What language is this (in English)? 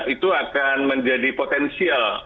Indonesian